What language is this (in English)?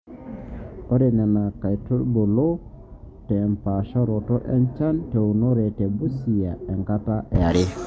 Masai